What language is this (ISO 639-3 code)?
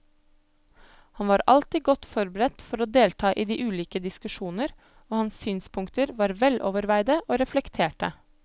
nor